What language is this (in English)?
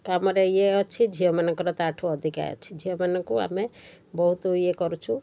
Odia